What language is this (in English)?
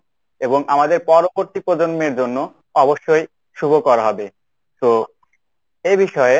Bangla